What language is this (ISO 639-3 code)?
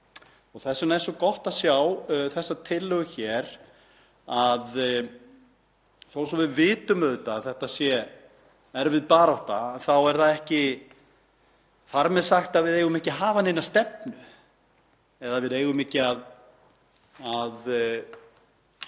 isl